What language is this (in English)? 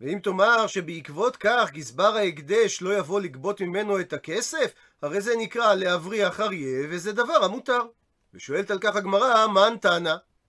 Hebrew